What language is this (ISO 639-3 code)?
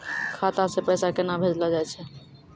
mai